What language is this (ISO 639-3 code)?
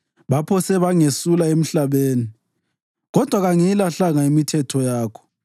nde